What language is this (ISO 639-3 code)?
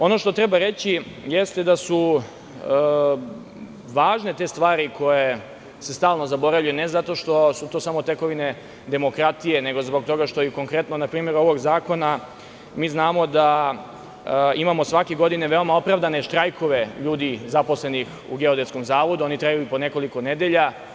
srp